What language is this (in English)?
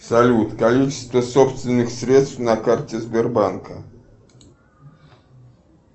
Russian